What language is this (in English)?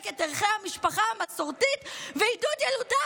Hebrew